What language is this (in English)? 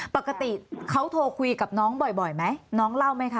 Thai